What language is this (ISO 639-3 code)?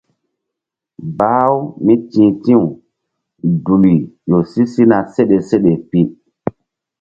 mdd